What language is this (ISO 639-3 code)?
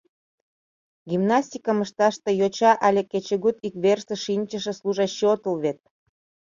chm